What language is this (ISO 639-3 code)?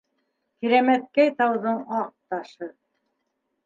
bak